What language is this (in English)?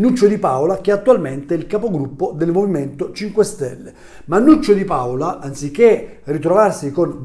Italian